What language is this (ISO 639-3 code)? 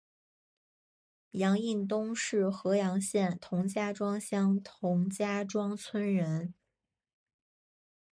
zho